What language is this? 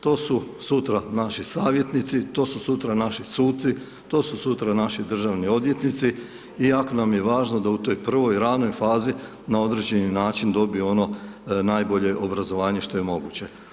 Croatian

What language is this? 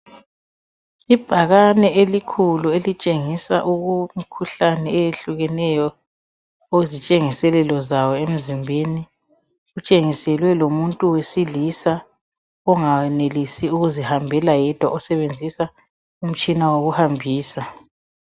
North Ndebele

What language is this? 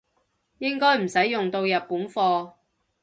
Cantonese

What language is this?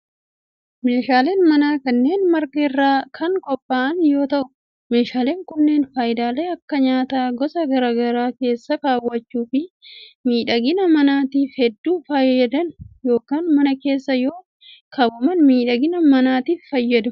Oromo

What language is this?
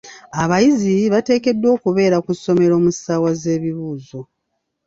Ganda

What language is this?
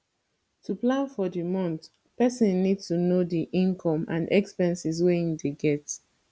Nigerian Pidgin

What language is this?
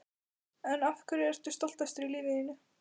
Icelandic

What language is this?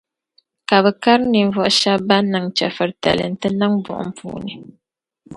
Dagbani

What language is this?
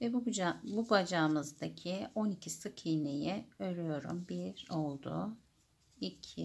Turkish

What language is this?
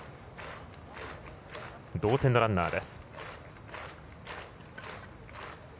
Japanese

